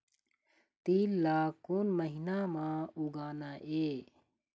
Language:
Chhattisgarhi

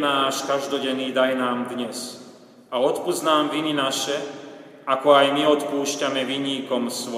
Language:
Slovak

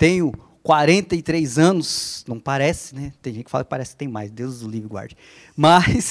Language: Portuguese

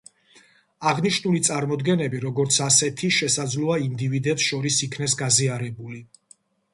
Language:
Georgian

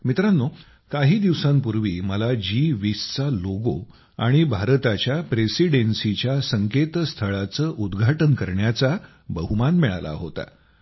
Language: Marathi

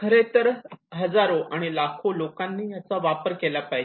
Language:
Marathi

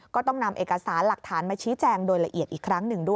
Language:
Thai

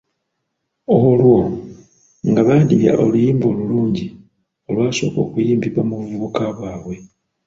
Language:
Ganda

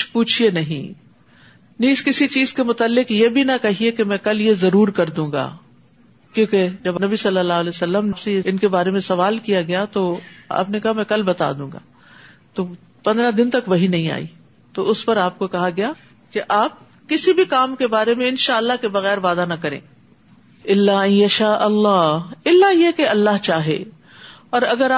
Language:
Urdu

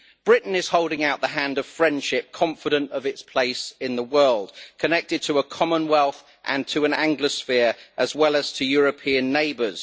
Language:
English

